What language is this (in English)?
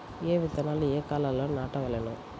Telugu